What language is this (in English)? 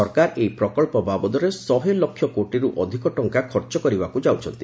Odia